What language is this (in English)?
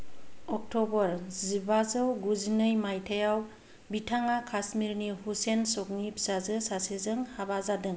Bodo